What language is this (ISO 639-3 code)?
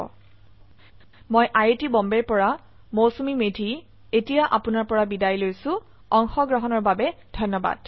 asm